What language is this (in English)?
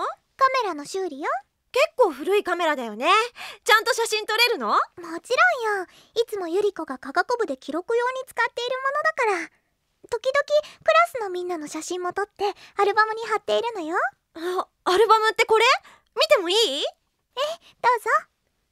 Japanese